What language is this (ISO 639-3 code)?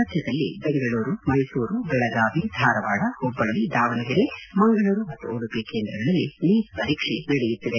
kan